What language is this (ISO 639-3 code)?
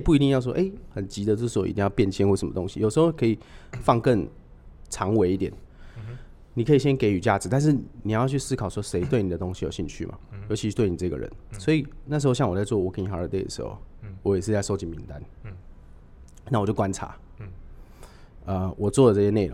zho